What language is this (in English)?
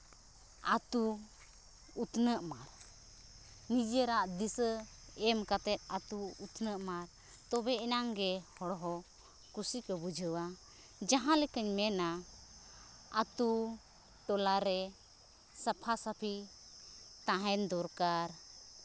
Santali